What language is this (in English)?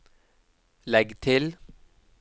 Norwegian